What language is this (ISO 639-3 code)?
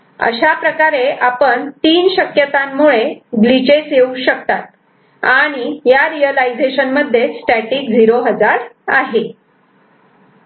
mar